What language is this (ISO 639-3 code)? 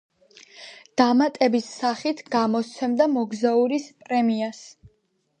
kat